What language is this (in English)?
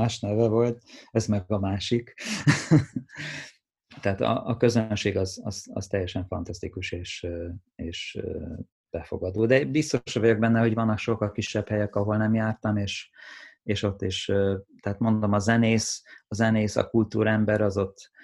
Hungarian